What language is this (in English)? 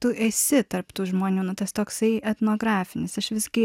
Lithuanian